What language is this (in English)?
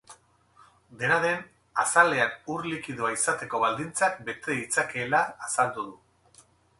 Basque